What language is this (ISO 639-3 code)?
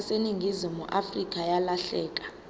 zul